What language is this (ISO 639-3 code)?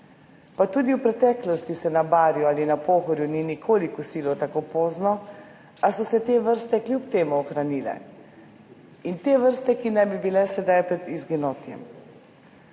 slv